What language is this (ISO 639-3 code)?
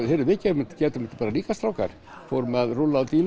isl